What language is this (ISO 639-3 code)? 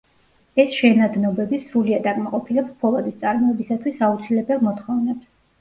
kat